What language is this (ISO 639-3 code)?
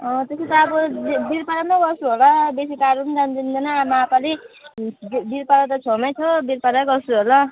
nep